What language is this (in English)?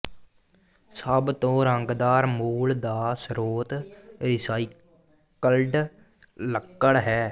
Punjabi